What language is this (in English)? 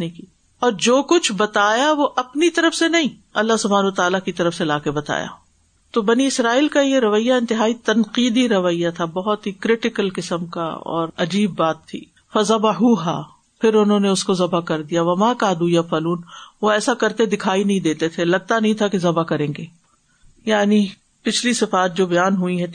Urdu